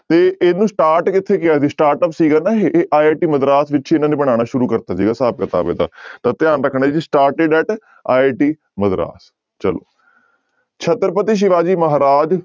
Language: Punjabi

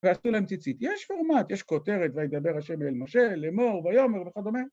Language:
Hebrew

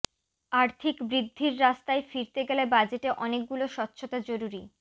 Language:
Bangla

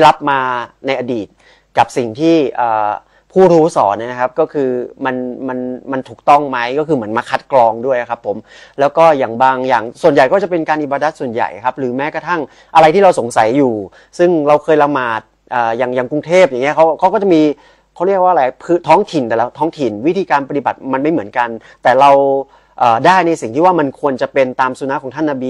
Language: Thai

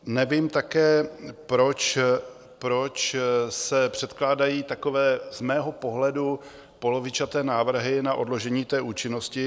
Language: Czech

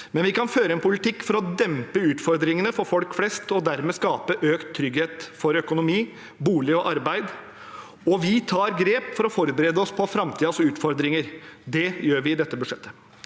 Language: Norwegian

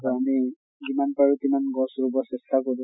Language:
Assamese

